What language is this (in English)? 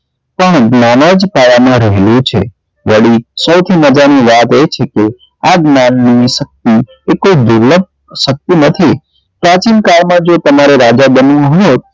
Gujarati